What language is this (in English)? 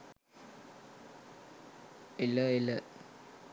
Sinhala